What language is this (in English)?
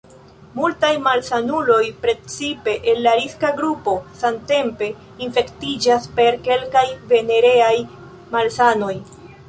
Esperanto